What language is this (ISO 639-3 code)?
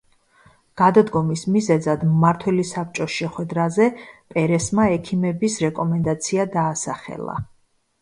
kat